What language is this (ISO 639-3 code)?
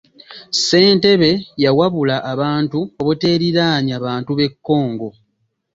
lug